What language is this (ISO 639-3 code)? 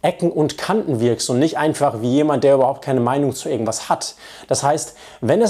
deu